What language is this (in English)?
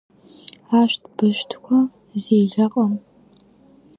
Abkhazian